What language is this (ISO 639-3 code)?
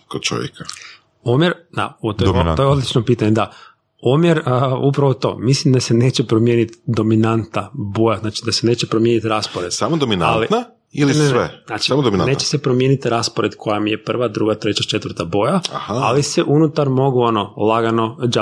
hrv